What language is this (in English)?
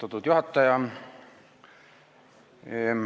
Estonian